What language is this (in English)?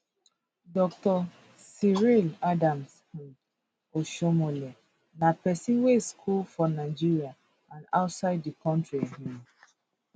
Nigerian Pidgin